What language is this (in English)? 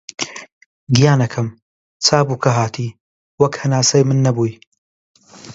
Central Kurdish